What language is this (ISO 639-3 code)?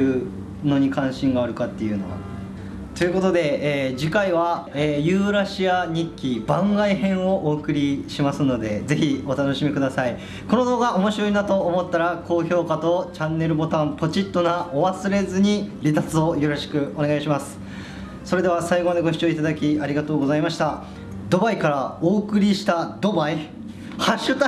jpn